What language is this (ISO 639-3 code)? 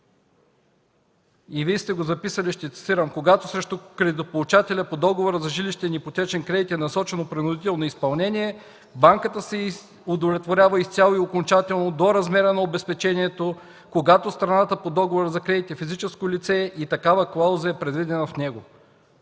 bul